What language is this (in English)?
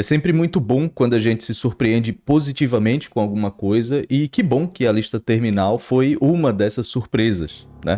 Portuguese